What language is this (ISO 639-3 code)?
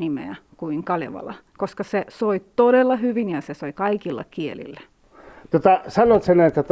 fin